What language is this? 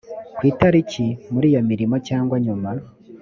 Kinyarwanda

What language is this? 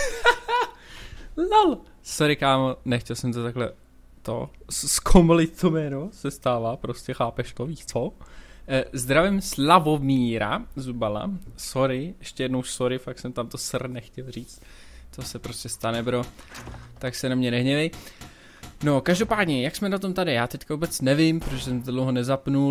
Czech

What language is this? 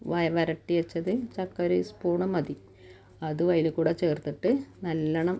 Malayalam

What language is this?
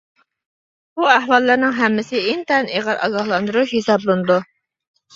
Uyghur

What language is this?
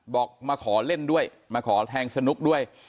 Thai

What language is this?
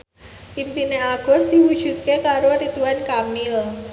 Javanese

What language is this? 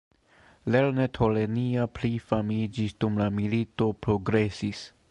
Esperanto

